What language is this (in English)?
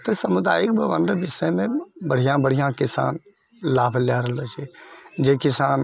Maithili